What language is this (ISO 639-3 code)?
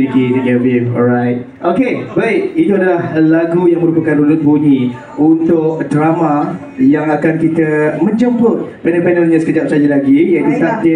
msa